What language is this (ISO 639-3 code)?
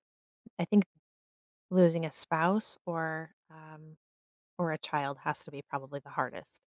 eng